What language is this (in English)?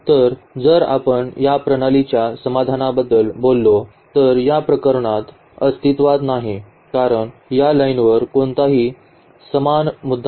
Marathi